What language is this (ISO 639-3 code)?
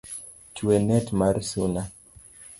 luo